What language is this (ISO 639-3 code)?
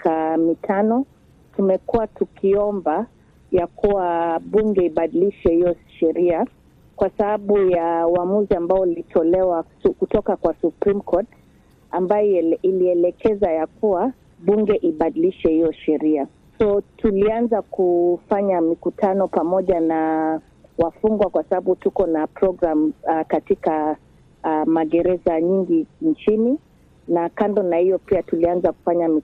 swa